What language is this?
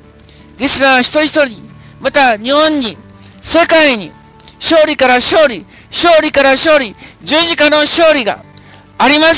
Japanese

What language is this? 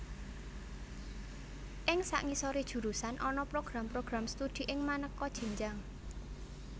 Javanese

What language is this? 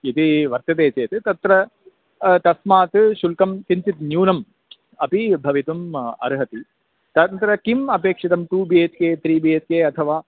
Sanskrit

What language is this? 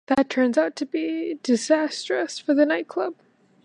English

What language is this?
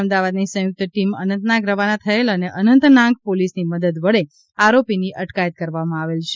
Gujarati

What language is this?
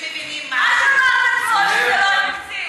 Hebrew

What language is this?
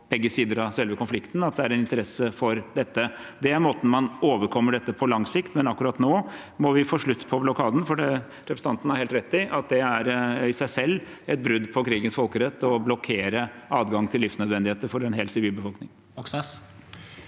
Norwegian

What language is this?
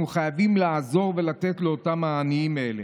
Hebrew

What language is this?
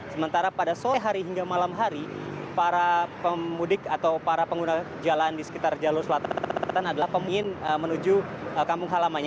Indonesian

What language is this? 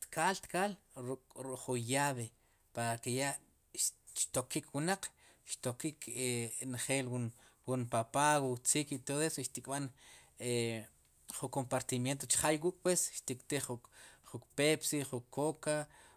Sipacapense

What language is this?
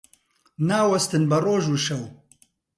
Central Kurdish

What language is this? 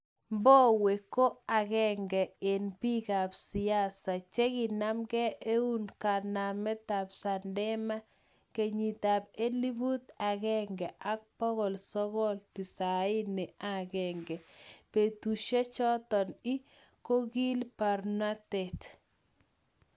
Kalenjin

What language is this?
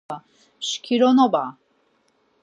Laz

